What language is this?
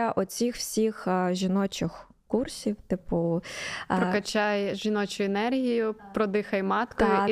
Ukrainian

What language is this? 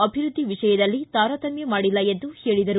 Kannada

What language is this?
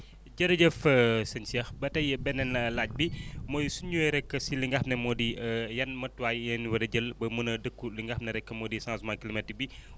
Wolof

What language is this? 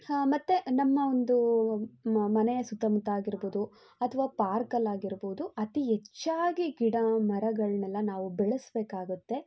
Kannada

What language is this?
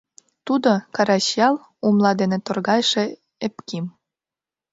Mari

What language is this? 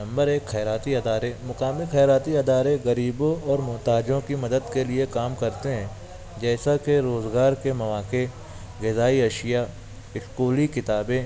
Urdu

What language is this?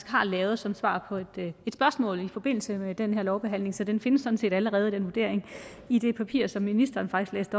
Danish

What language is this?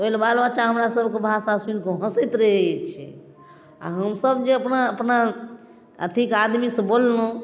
Maithili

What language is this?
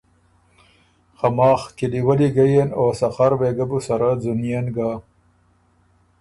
Ormuri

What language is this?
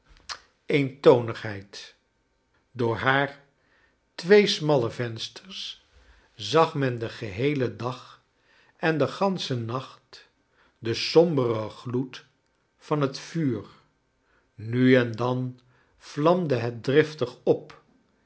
Dutch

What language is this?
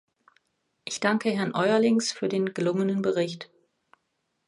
German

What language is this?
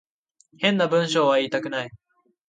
Japanese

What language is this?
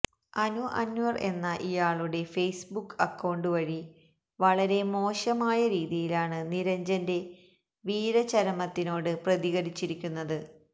Malayalam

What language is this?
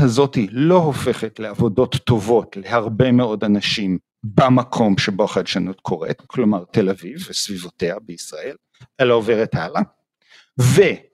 Hebrew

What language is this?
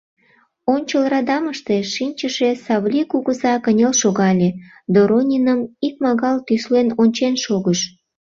Mari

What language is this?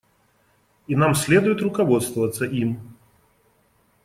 Russian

